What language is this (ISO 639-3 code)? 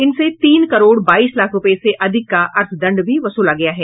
hin